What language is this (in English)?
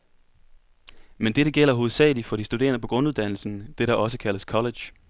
Danish